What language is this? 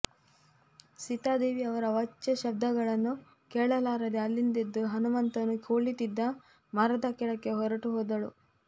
Kannada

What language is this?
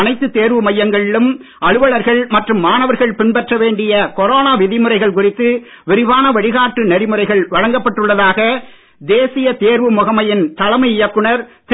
Tamil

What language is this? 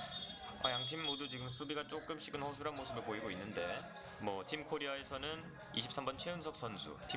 Korean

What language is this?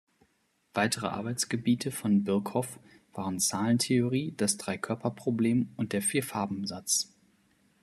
German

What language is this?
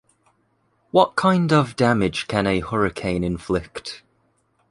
English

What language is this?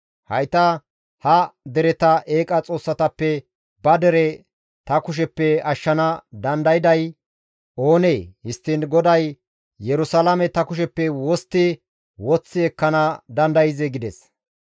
Gamo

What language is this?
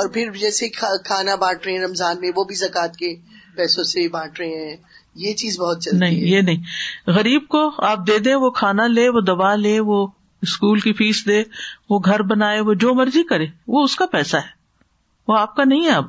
Urdu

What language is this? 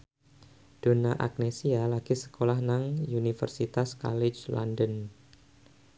Javanese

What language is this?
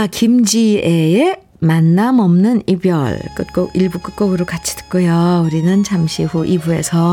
Korean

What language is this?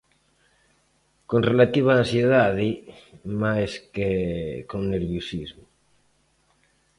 Galician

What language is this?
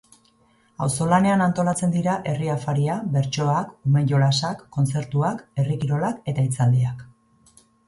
Basque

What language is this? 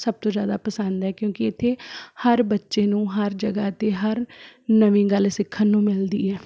Punjabi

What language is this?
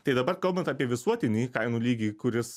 Lithuanian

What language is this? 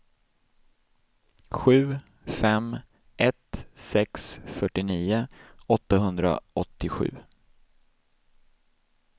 Swedish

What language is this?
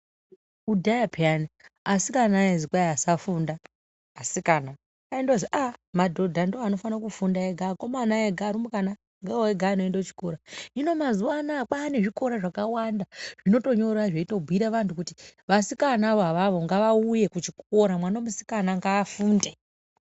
Ndau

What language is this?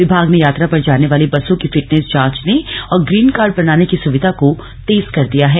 Hindi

